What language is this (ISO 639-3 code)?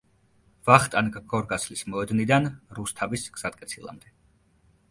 kat